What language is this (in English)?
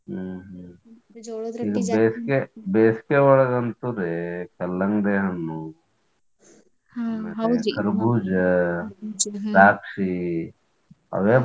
Kannada